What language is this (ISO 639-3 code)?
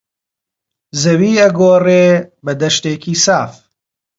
ckb